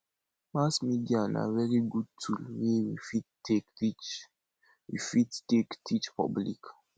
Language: Nigerian Pidgin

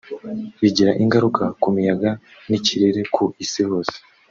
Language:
Kinyarwanda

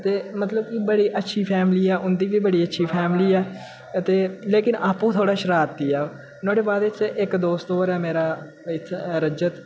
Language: Dogri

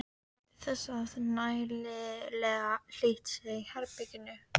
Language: Icelandic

